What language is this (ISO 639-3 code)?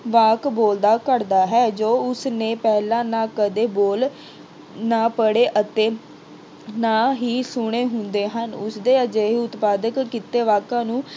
pan